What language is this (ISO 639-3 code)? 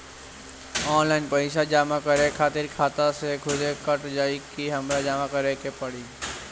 bho